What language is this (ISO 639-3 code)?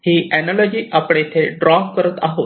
mar